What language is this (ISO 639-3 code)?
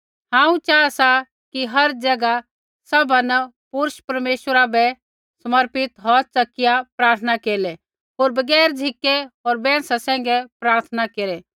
kfx